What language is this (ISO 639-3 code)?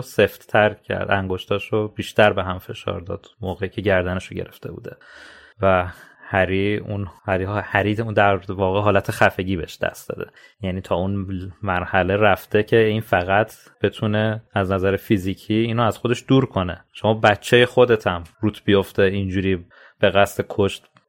fas